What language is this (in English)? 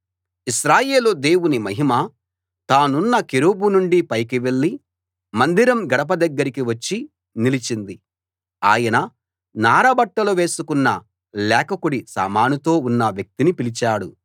Telugu